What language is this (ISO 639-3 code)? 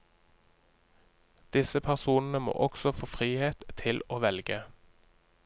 nor